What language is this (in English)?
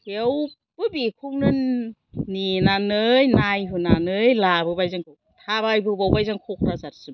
Bodo